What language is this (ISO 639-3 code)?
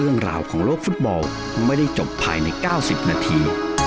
tha